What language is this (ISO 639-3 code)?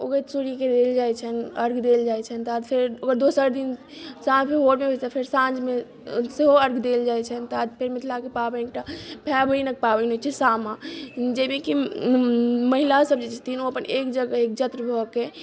mai